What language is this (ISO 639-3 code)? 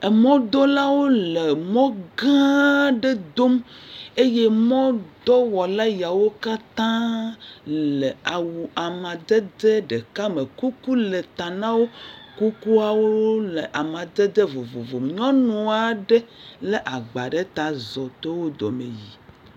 ewe